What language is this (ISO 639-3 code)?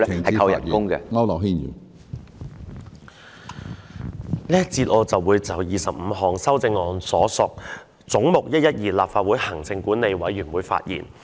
yue